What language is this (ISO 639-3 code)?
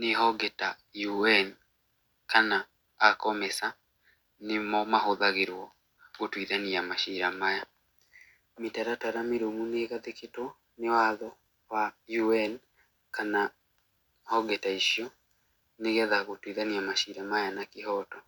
kik